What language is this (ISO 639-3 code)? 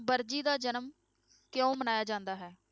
pan